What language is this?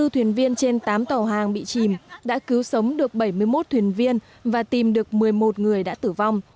Vietnamese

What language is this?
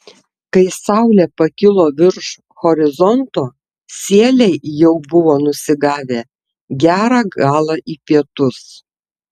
Lithuanian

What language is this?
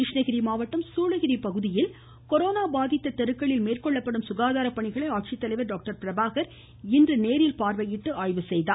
Tamil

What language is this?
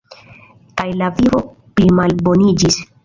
Esperanto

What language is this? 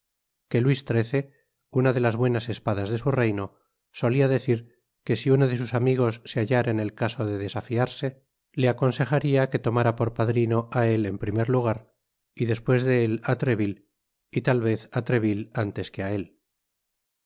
Spanish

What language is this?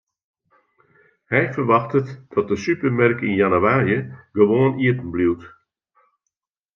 Western Frisian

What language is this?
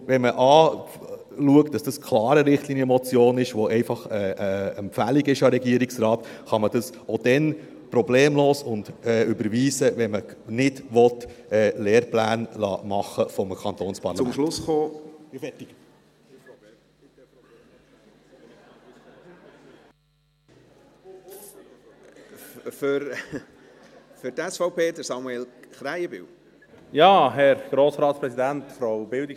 Swiss German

